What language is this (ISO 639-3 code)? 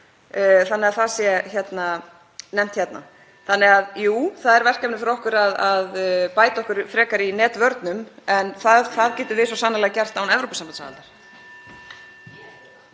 isl